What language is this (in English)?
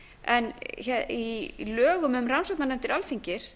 Icelandic